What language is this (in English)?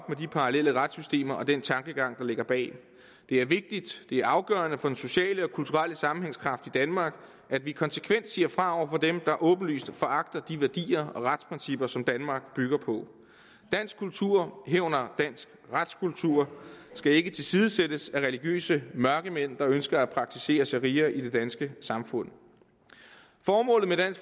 Danish